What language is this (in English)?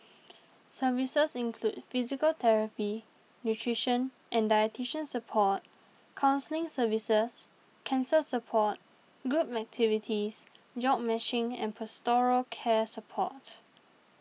English